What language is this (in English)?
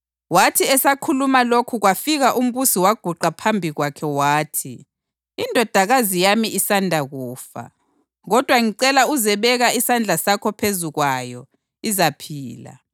North Ndebele